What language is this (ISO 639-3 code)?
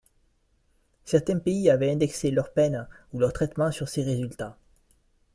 fra